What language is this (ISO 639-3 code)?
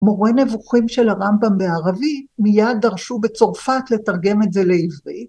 heb